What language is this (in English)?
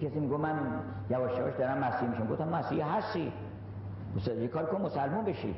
Persian